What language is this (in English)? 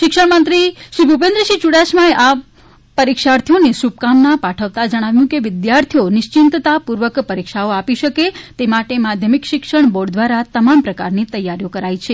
Gujarati